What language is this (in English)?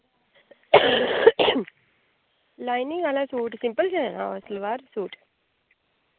Dogri